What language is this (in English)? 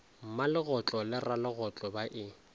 Northern Sotho